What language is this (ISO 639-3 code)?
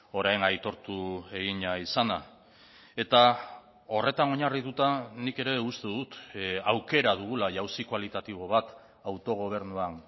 eus